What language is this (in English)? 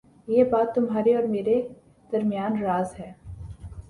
Urdu